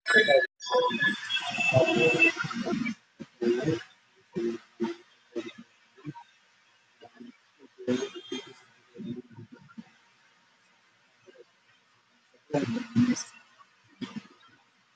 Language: Somali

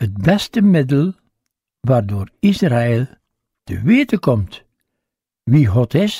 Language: Dutch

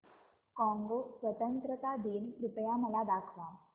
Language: Marathi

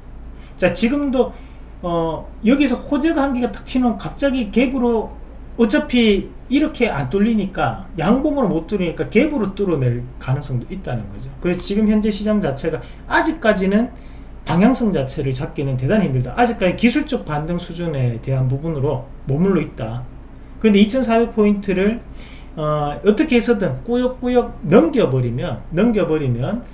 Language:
Korean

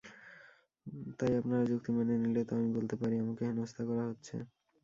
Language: Bangla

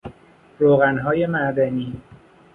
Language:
Persian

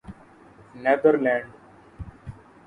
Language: Urdu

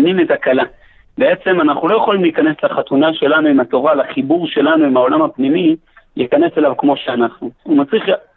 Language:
Hebrew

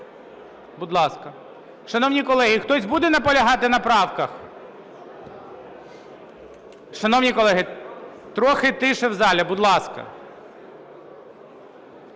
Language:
Ukrainian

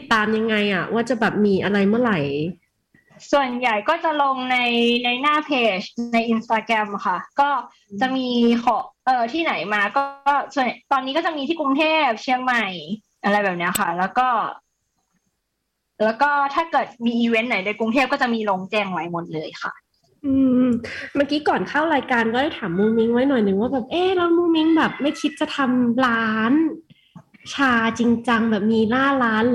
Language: Thai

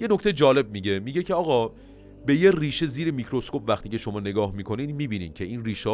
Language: Persian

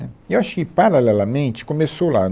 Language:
Portuguese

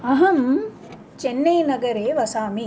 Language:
Sanskrit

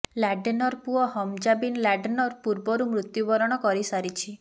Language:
Odia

